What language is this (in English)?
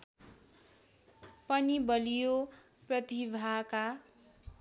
Nepali